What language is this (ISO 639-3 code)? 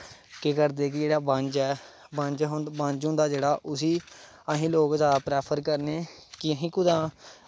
doi